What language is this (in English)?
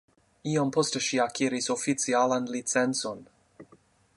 Esperanto